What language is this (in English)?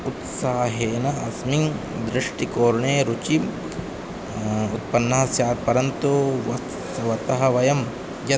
Sanskrit